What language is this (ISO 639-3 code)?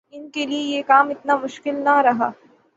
urd